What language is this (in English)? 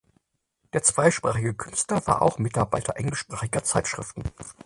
German